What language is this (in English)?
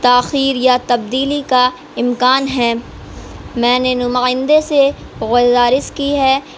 Urdu